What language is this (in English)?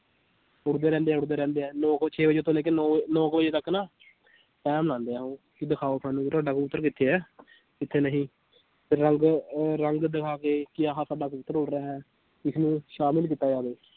Punjabi